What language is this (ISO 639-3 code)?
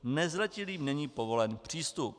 ces